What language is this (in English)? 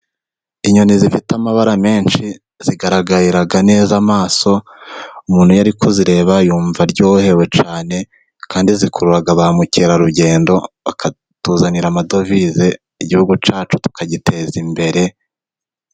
Kinyarwanda